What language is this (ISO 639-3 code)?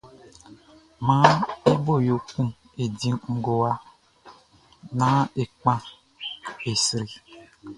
bci